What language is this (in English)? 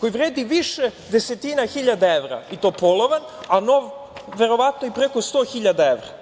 Serbian